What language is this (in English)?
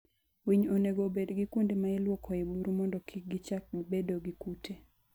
Luo (Kenya and Tanzania)